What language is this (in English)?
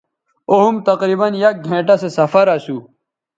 Bateri